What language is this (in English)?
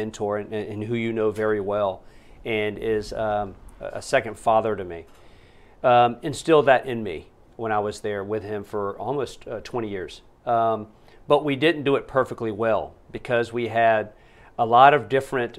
English